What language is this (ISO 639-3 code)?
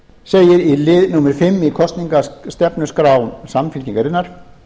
isl